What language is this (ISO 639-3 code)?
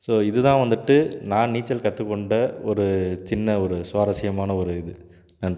tam